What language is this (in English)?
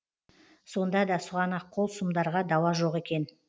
Kazakh